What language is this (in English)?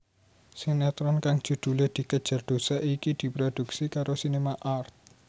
Javanese